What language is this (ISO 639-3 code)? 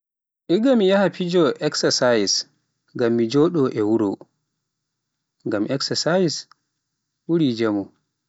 fuf